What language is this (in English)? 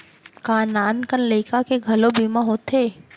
Chhattisgarhi